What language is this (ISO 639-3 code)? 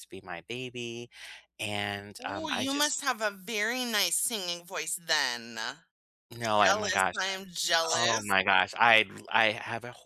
eng